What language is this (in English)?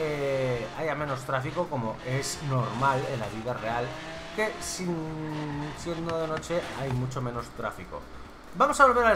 Spanish